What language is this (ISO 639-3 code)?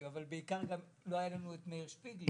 heb